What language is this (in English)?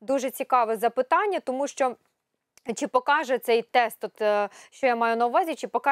Ukrainian